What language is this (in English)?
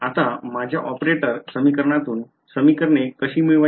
Marathi